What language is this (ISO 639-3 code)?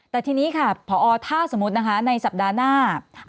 tha